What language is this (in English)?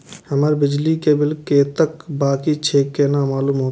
Maithili